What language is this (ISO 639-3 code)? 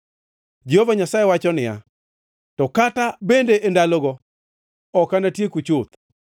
luo